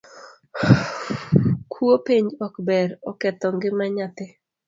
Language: Luo (Kenya and Tanzania)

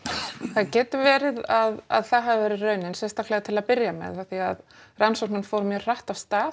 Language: Icelandic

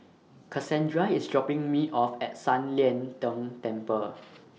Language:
English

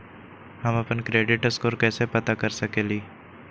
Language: Magahi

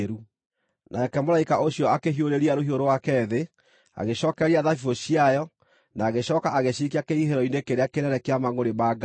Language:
Kikuyu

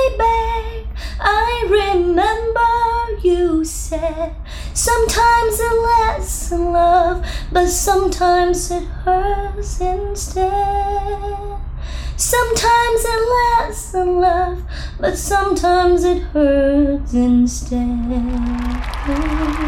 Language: Vietnamese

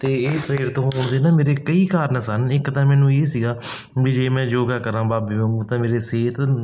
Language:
Punjabi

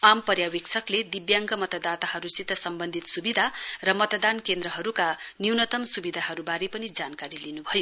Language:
Nepali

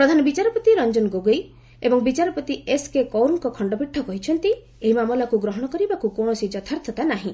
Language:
Odia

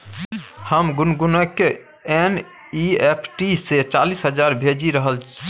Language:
Maithili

